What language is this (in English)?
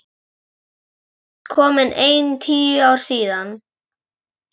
Icelandic